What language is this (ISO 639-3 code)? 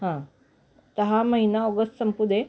mar